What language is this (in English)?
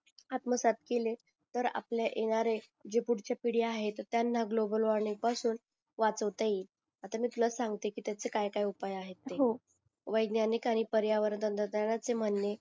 Marathi